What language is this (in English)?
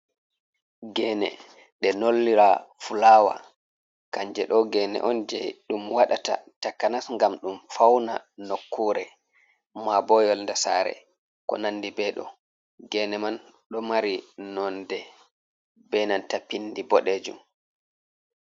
Fula